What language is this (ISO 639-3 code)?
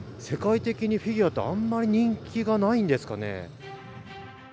jpn